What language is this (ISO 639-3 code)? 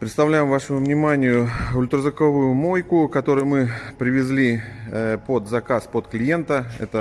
rus